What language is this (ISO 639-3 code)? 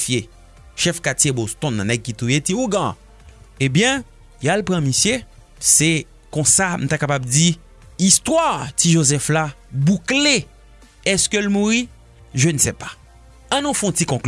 fra